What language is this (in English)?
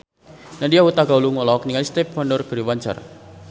Sundanese